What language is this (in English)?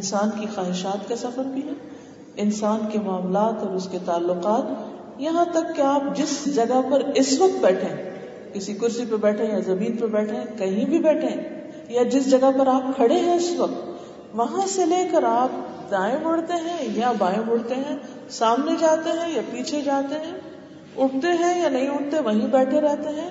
Urdu